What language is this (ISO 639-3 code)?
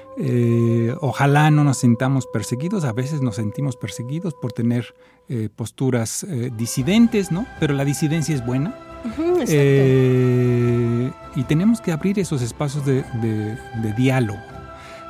spa